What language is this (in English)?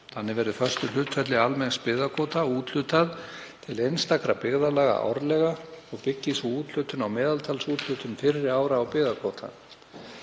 Icelandic